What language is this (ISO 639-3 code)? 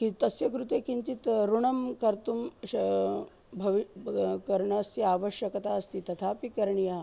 san